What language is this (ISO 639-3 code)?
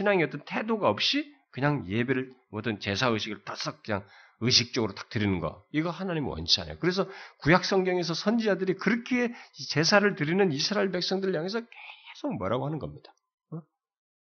kor